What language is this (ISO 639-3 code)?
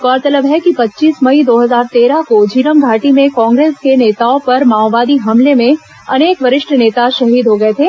hin